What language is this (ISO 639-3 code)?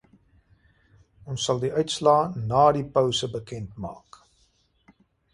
afr